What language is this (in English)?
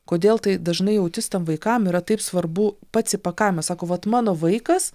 Lithuanian